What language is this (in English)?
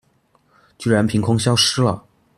Chinese